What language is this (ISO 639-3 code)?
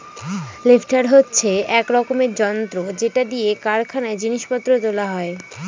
ben